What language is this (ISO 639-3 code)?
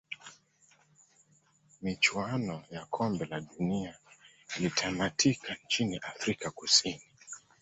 swa